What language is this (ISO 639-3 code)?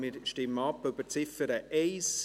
gsw